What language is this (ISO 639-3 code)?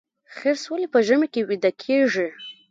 pus